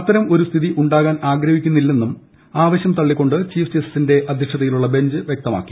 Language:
Malayalam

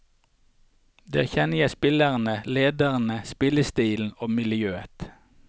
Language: Norwegian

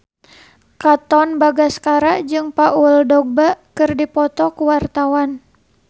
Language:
Sundanese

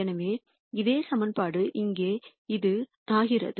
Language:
Tamil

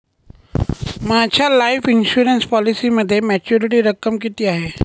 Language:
Marathi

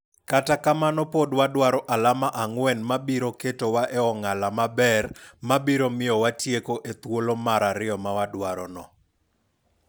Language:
Luo (Kenya and Tanzania)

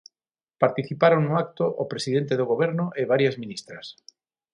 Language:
Galician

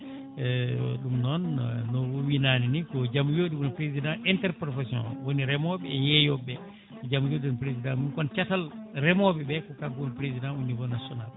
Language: Fula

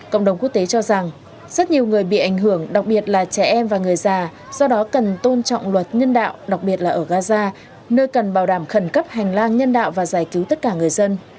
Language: Vietnamese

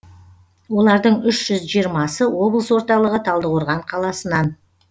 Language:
Kazakh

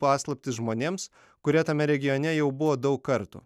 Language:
Lithuanian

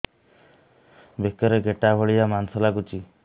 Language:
Odia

